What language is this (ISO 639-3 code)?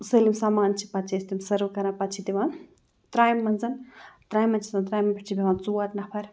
kas